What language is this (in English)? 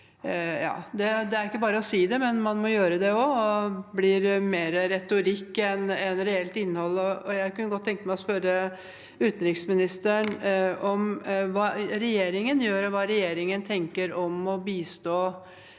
Norwegian